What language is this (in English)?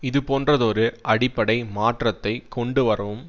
Tamil